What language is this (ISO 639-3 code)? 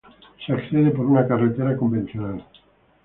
spa